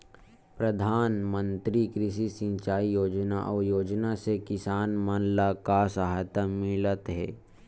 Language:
Chhattisgarhi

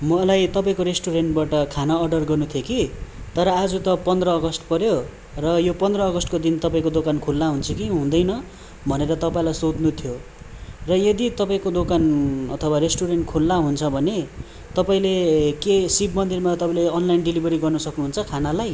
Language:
Nepali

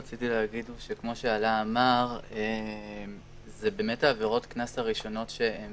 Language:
Hebrew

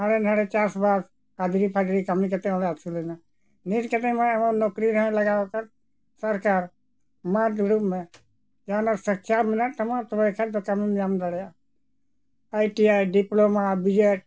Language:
Santali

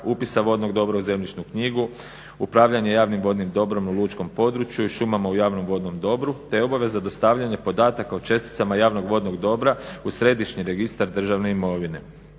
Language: Croatian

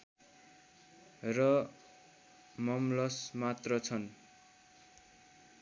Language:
Nepali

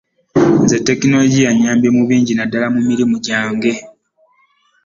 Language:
Ganda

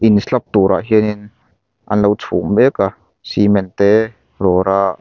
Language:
Mizo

